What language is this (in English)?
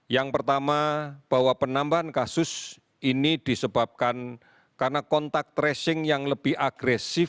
Indonesian